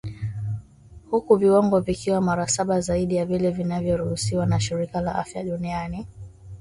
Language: Swahili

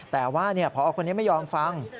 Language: Thai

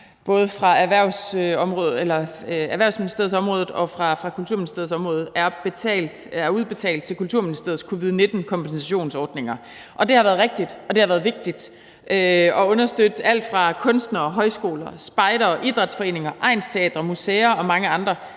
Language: Danish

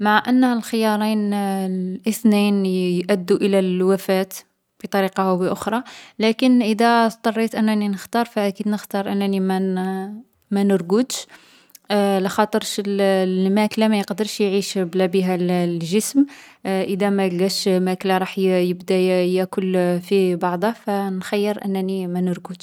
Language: Algerian Arabic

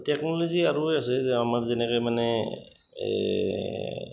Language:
Assamese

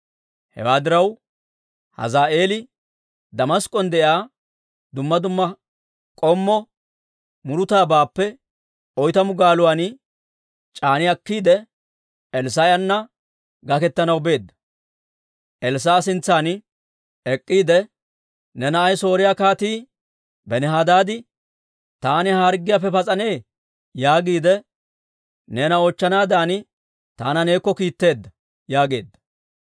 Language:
Dawro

